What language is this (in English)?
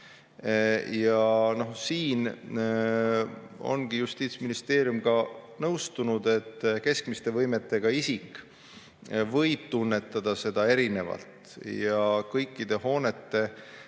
Estonian